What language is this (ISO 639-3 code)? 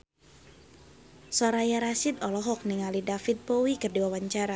sun